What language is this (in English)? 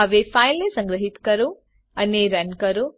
Gujarati